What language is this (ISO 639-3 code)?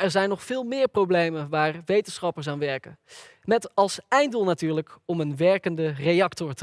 nld